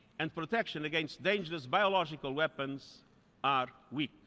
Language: English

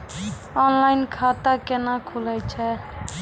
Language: Maithili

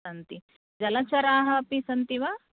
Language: Sanskrit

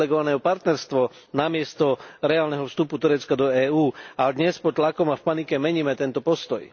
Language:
Slovak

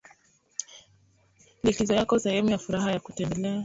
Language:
Swahili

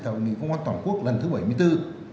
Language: Vietnamese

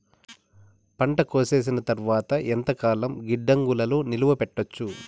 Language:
Telugu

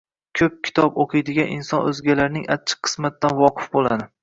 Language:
Uzbek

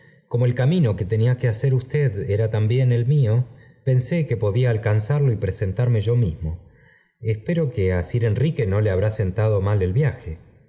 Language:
Spanish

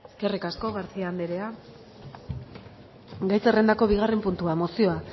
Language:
Basque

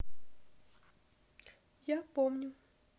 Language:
Russian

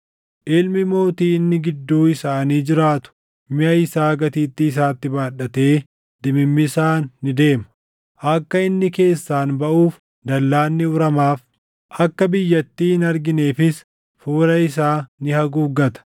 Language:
Oromo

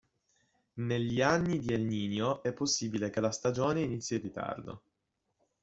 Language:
Italian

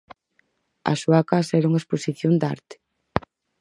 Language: Galician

